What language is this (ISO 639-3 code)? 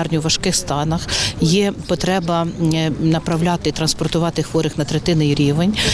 ukr